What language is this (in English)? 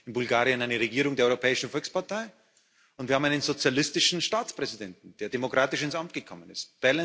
German